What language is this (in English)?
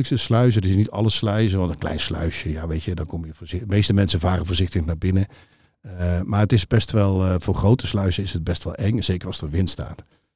Dutch